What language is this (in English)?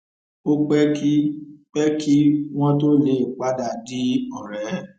Yoruba